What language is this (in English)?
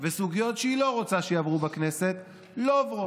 Hebrew